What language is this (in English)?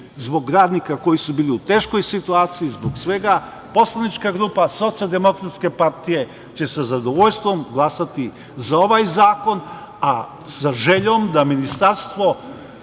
Serbian